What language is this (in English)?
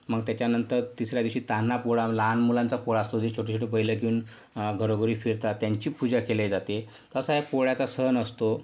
Marathi